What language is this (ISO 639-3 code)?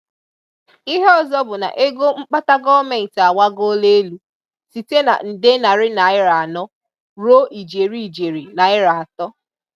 ibo